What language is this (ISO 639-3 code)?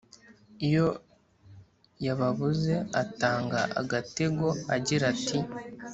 kin